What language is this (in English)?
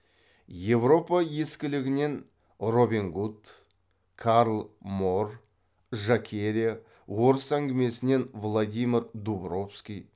Kazakh